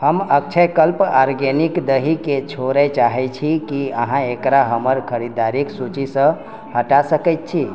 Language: Maithili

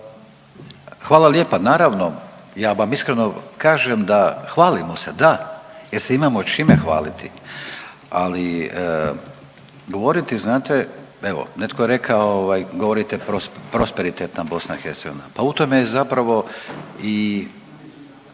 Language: Croatian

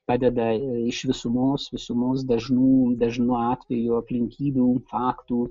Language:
Lithuanian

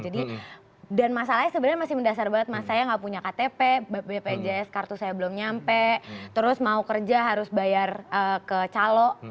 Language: Indonesian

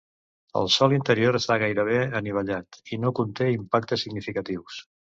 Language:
Catalan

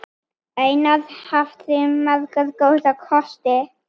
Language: Icelandic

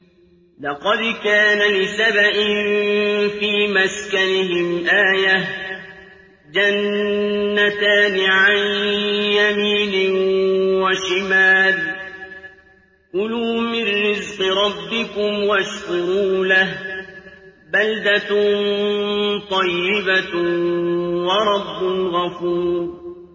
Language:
Arabic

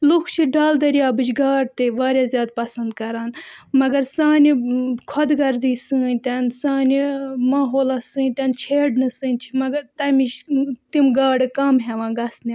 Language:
Kashmiri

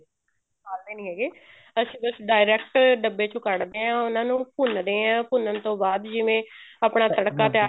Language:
Punjabi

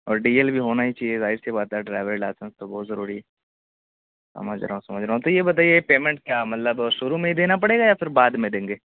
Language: Urdu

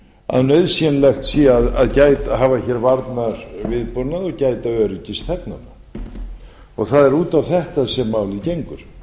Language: Icelandic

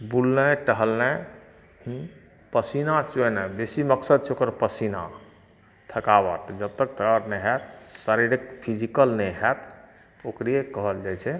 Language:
Maithili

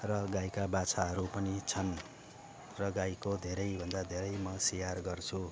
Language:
Nepali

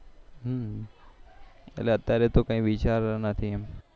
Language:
Gujarati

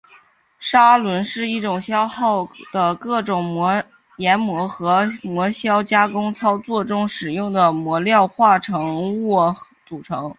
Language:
Chinese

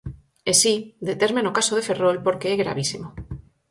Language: Galician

